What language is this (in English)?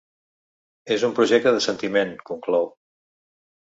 Catalan